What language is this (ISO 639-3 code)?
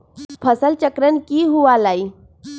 mag